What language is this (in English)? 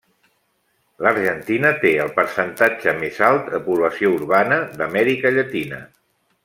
Catalan